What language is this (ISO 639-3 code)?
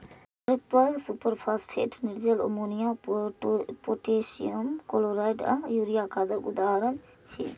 mai